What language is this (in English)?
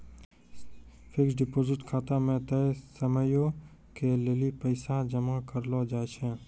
Maithili